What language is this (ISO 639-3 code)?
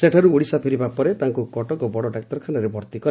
ori